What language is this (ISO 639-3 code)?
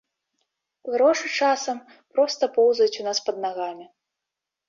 bel